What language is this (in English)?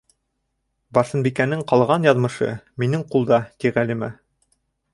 Bashkir